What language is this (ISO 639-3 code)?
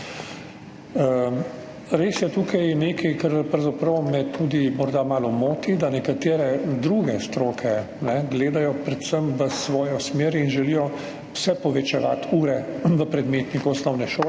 slv